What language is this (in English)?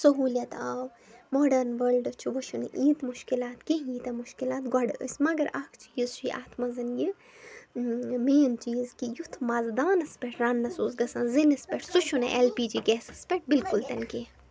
Kashmiri